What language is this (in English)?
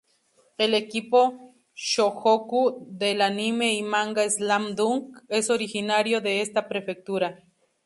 Spanish